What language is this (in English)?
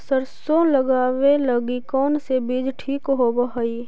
Magahi